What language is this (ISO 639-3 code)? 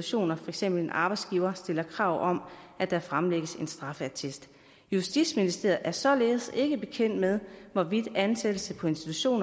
dan